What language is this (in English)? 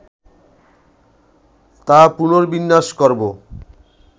Bangla